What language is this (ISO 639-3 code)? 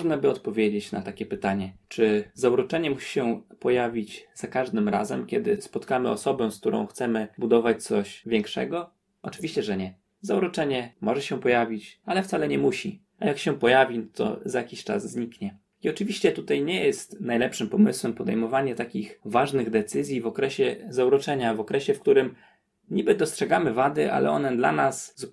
pol